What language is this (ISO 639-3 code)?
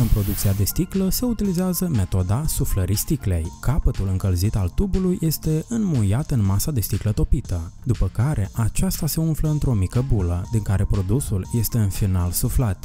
ron